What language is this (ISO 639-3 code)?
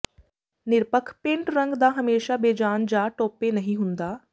pan